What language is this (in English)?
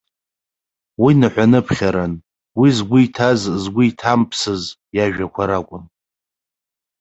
Abkhazian